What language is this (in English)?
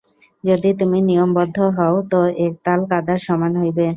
Bangla